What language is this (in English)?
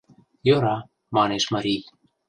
Mari